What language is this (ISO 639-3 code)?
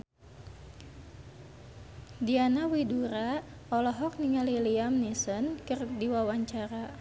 sun